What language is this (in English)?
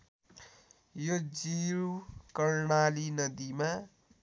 Nepali